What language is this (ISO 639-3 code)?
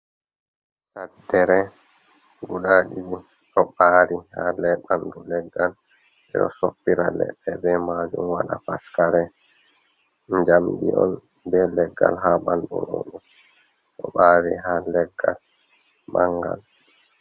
ful